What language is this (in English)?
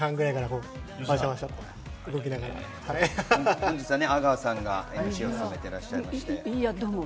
Japanese